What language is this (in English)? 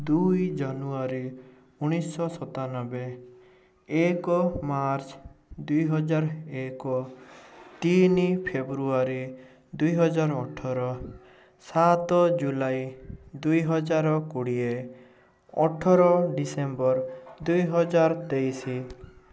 Odia